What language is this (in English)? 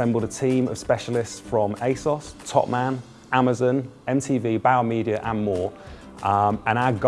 English